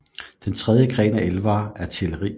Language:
Danish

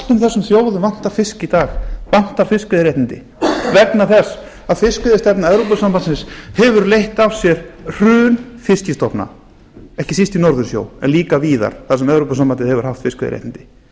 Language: Icelandic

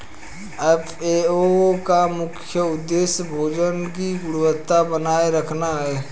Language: Hindi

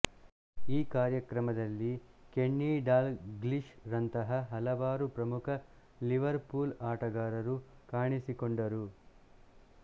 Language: Kannada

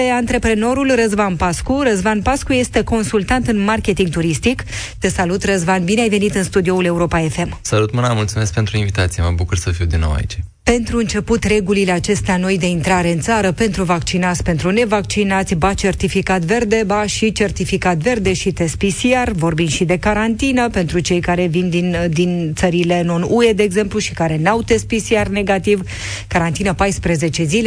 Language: Romanian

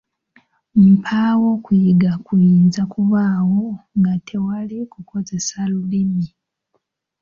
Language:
Ganda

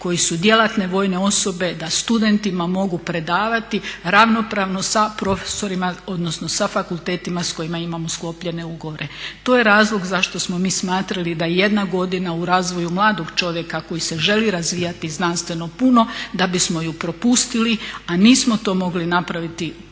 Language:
Croatian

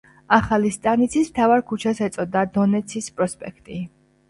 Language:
Georgian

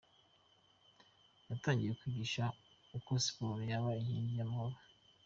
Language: Kinyarwanda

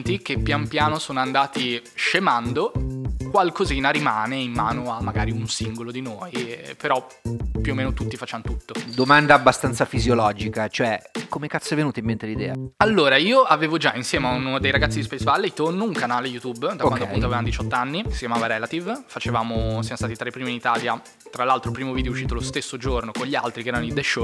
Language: Italian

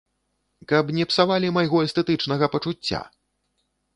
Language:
Belarusian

